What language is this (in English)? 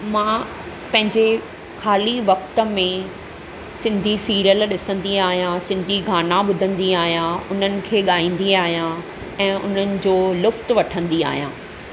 Sindhi